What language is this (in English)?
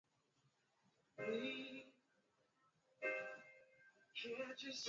Swahili